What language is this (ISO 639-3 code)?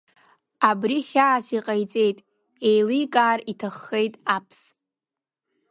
abk